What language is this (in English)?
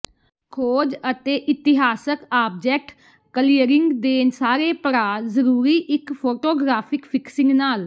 Punjabi